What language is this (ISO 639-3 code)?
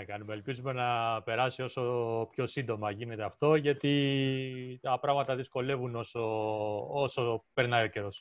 ell